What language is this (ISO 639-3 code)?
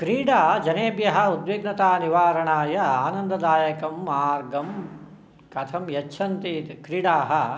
san